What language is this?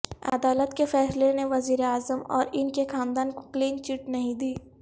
Urdu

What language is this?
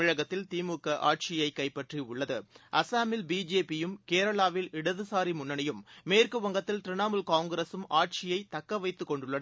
Tamil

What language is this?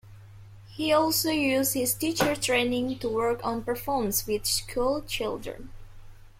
English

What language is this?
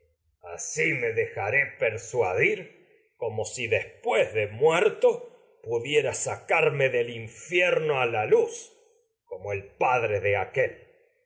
Spanish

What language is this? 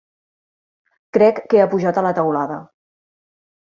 Catalan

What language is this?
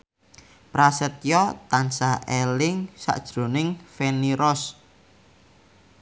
Javanese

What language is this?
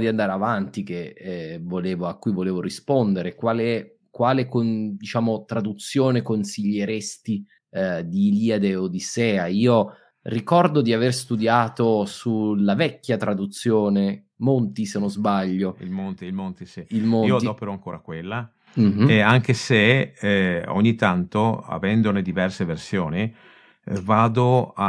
Italian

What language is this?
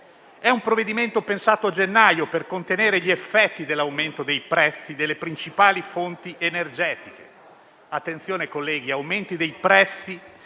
Italian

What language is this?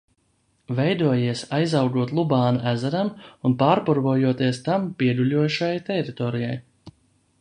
Latvian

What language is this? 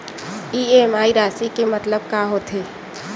Chhattisgarhi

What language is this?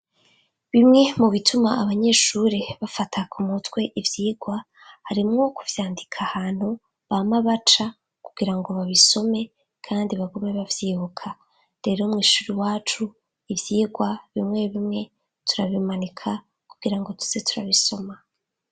Rundi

